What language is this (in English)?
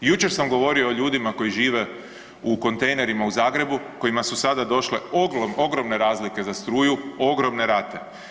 Croatian